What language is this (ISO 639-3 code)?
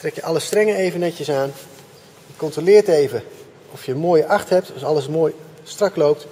nld